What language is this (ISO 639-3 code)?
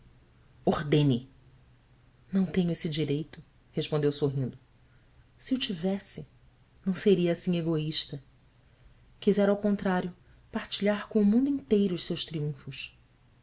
por